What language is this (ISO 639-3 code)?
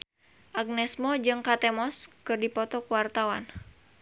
sun